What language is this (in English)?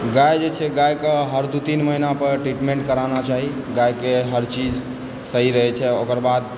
Maithili